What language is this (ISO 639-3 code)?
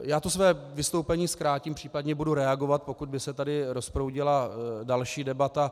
ces